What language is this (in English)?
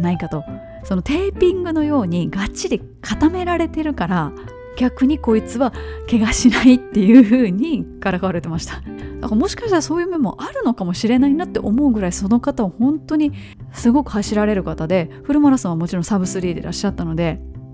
Japanese